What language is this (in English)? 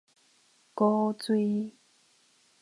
Min Nan Chinese